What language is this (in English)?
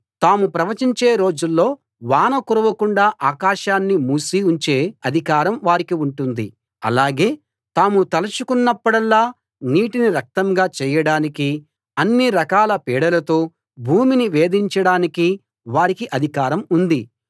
Telugu